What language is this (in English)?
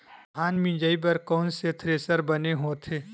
Chhattisgarhi